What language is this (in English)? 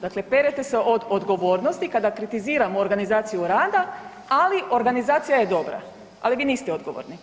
Croatian